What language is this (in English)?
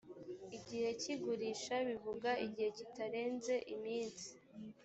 Kinyarwanda